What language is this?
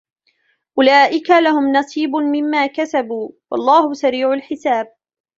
Arabic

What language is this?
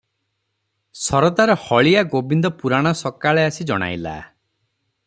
Odia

